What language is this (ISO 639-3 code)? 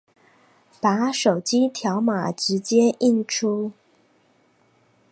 zho